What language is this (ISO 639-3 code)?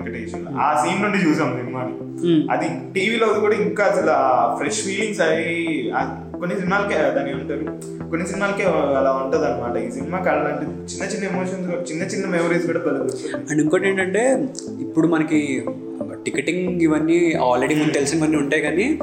tel